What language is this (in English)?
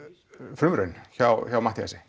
Icelandic